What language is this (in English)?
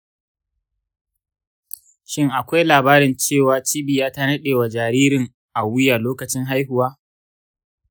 Hausa